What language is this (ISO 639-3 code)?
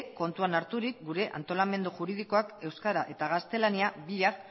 eus